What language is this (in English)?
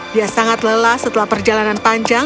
Indonesian